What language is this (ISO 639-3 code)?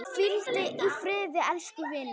isl